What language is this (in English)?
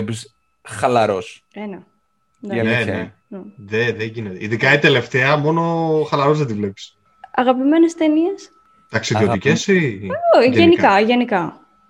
Greek